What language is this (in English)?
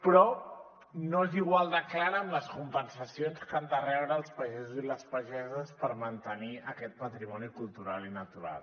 Catalan